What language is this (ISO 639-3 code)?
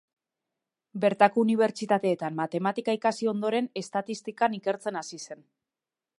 eus